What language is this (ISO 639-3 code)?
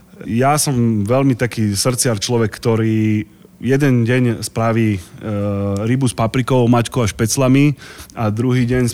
slk